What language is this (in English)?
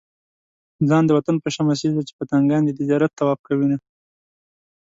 Pashto